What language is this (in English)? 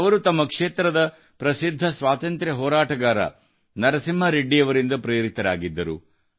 Kannada